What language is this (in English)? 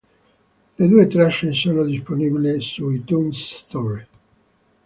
Italian